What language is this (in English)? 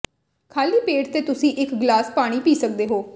Punjabi